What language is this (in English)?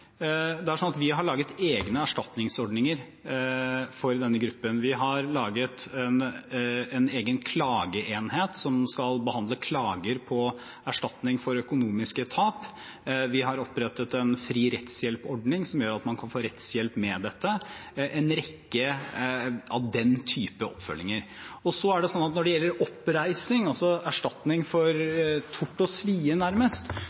Norwegian Bokmål